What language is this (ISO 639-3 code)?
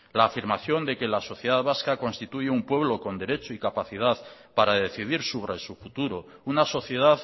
spa